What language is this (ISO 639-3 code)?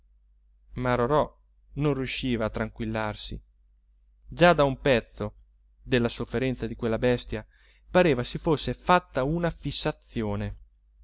ita